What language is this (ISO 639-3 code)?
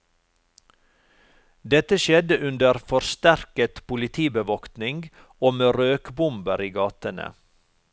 nor